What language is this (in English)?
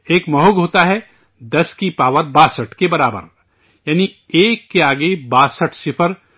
Urdu